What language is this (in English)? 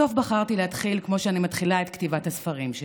Hebrew